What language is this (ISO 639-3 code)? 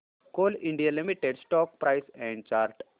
mar